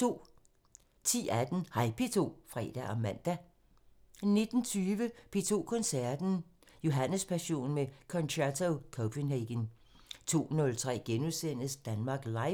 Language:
Danish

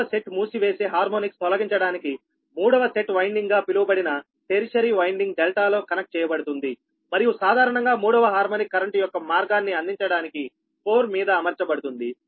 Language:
Telugu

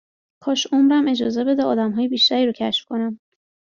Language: Persian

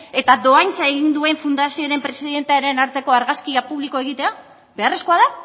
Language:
Basque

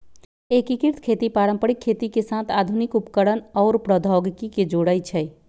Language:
Magahi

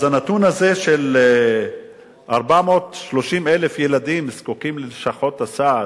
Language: Hebrew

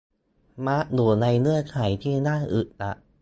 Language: Thai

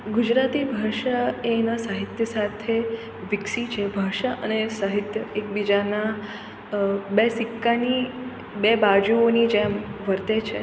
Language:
Gujarati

